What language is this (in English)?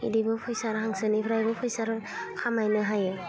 Bodo